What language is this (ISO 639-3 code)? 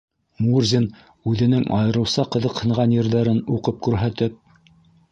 bak